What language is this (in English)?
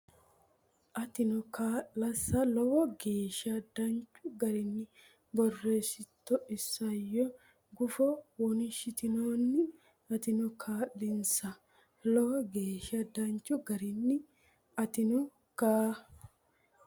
Sidamo